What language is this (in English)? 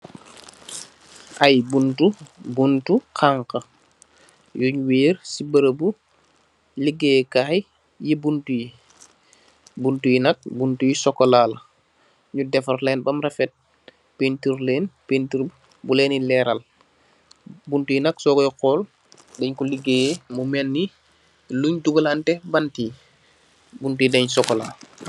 Wolof